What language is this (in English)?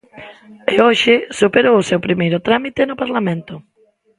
Galician